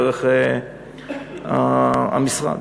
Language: Hebrew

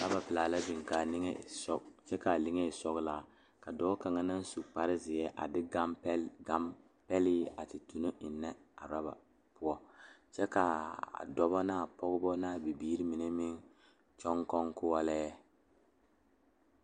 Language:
Southern Dagaare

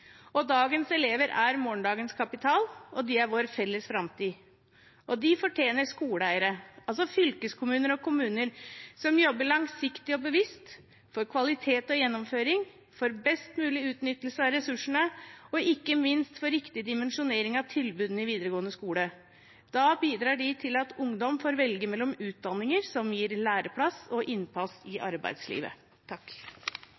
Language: Norwegian Bokmål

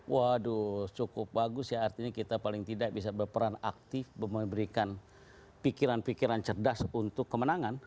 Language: Indonesian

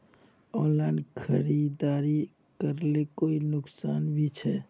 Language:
Magahi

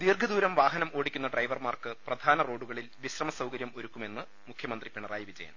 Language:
Malayalam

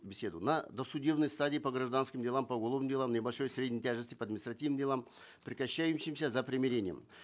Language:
Kazakh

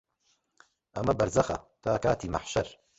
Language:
Central Kurdish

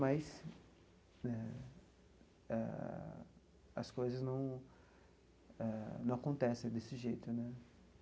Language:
Portuguese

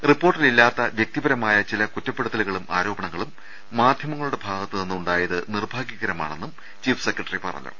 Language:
Malayalam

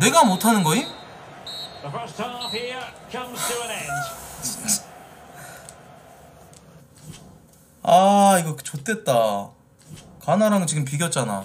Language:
Korean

